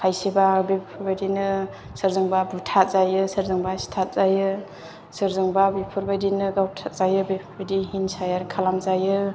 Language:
Bodo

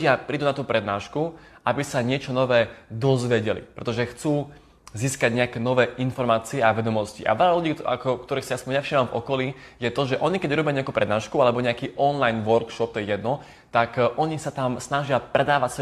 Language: Slovak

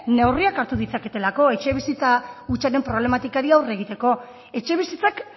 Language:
Basque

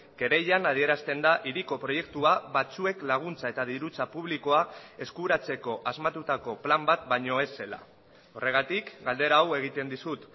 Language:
Basque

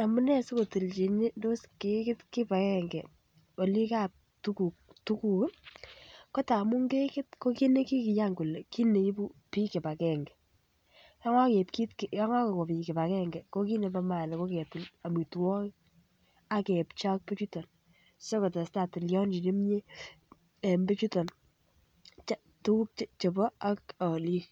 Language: Kalenjin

